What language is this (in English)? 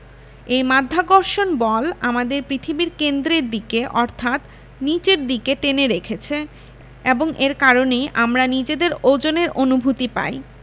Bangla